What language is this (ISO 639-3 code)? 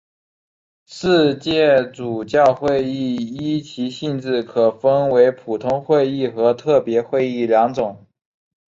zho